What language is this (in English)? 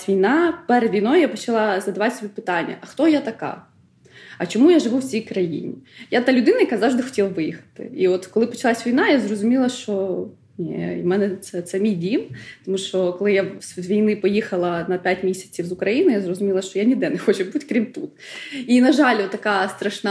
Ukrainian